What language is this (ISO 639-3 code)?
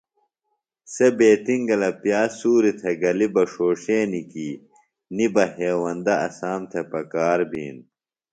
phl